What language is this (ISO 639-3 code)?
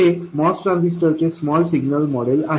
mar